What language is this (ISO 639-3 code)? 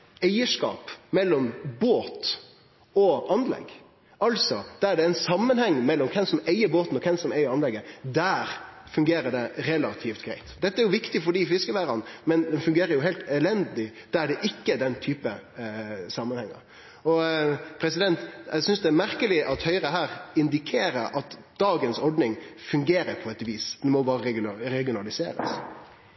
nno